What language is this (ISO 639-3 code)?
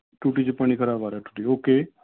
pan